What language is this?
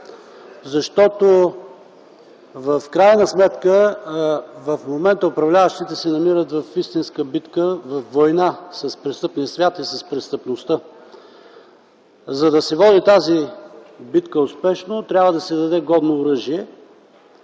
Bulgarian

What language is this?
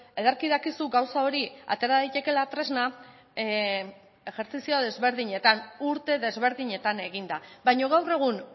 Basque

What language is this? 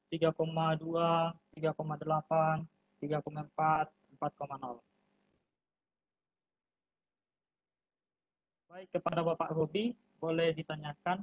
Indonesian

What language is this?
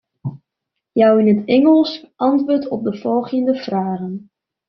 Western Frisian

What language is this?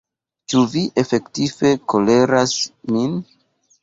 Esperanto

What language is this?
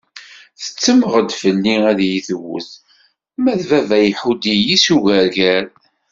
Kabyle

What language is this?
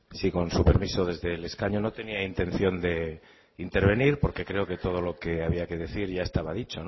Spanish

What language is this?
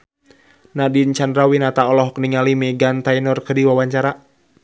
Sundanese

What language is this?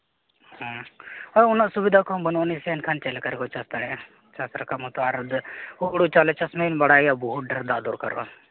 Santali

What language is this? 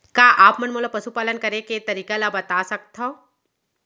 Chhattisgarhi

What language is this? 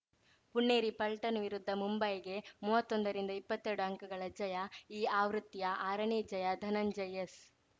Kannada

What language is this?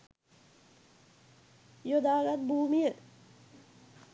Sinhala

